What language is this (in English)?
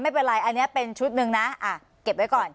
Thai